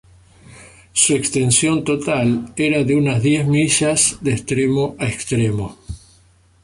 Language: Spanish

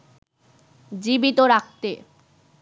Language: Bangla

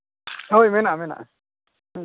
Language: Santali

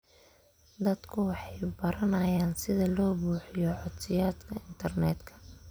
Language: Somali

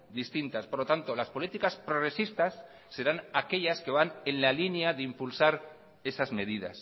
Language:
Spanish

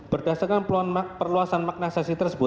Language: Indonesian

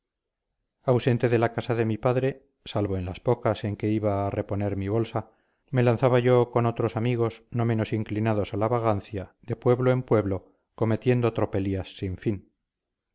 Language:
Spanish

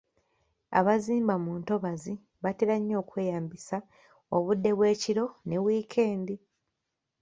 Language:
Ganda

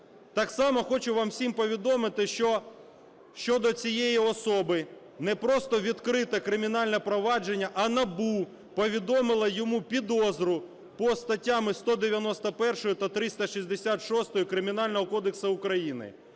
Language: Ukrainian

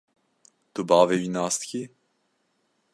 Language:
Kurdish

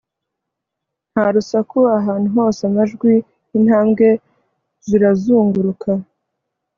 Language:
Kinyarwanda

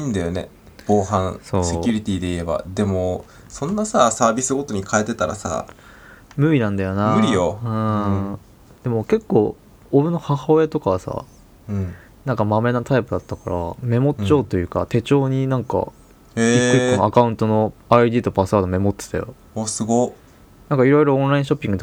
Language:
Japanese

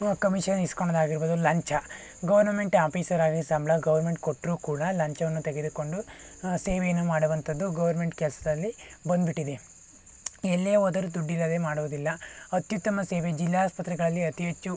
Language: Kannada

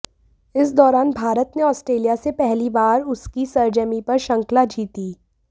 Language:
Hindi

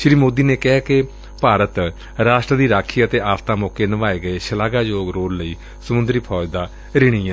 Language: Punjabi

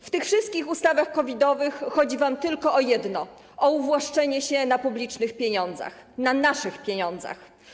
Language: Polish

